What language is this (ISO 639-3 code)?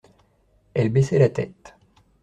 fra